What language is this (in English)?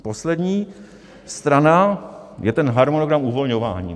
Czech